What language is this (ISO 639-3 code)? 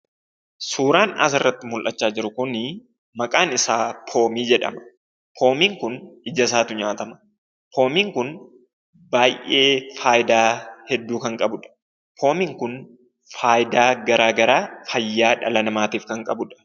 orm